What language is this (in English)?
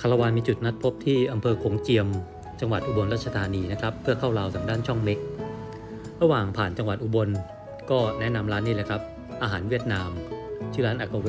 Thai